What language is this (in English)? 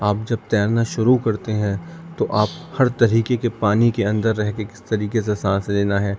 Urdu